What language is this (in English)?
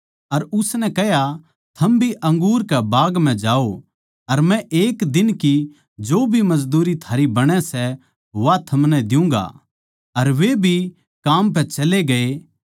Haryanvi